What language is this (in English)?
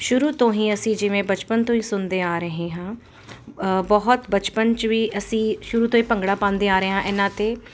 Punjabi